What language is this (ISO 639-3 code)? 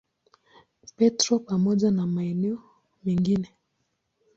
swa